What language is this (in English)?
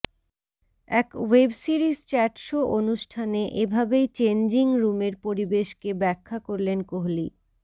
Bangla